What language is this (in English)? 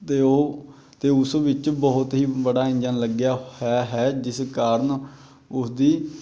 Punjabi